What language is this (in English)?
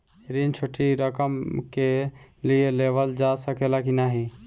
Bhojpuri